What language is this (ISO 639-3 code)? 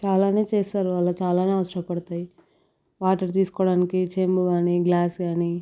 tel